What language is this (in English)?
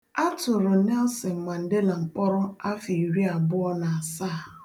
Igbo